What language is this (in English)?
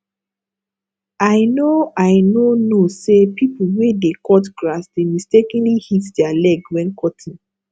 Nigerian Pidgin